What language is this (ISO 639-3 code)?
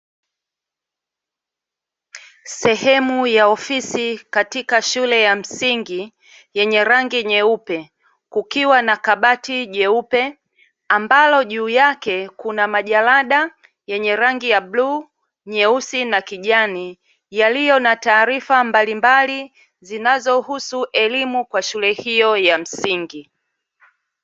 swa